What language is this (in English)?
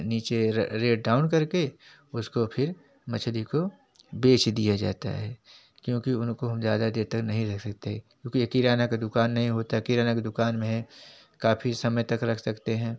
Hindi